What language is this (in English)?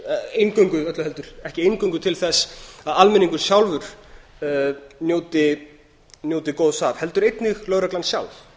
Icelandic